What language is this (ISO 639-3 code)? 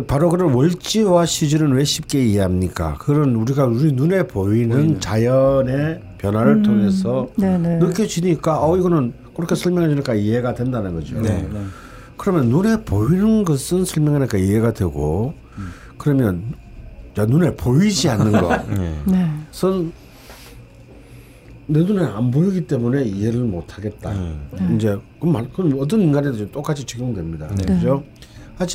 kor